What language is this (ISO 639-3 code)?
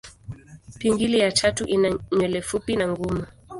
swa